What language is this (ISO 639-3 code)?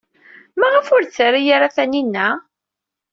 kab